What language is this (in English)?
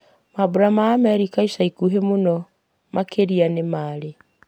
Kikuyu